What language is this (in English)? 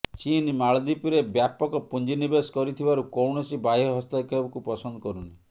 Odia